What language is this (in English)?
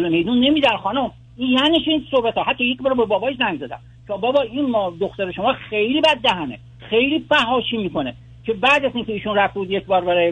Persian